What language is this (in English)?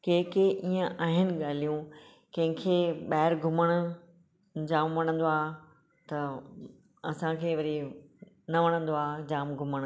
Sindhi